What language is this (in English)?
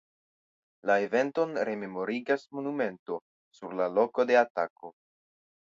Esperanto